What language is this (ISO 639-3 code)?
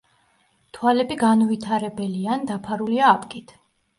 kat